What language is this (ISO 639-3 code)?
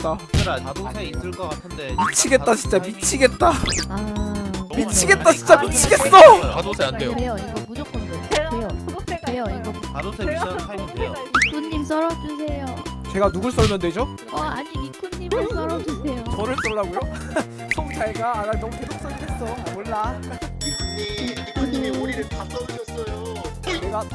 kor